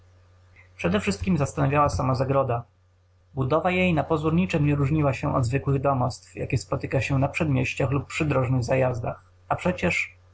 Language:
Polish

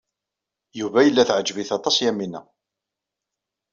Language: Kabyle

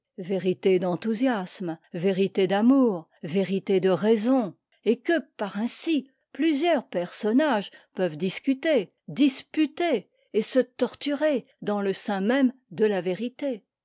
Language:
French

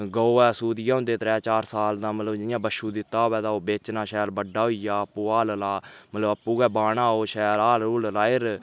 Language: Dogri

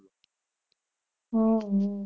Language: Gujarati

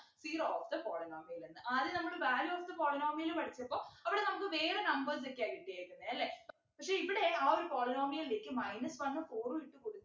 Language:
Malayalam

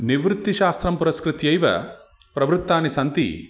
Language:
Sanskrit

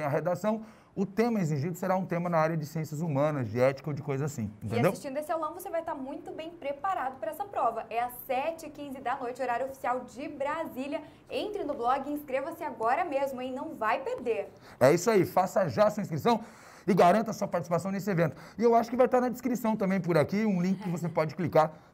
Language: Portuguese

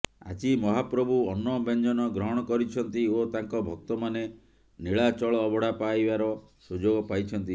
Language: Odia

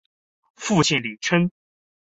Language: Chinese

